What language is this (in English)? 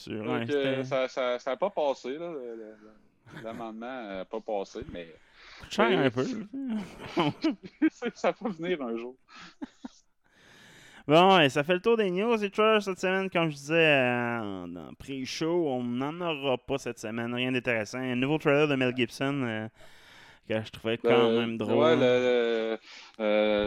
French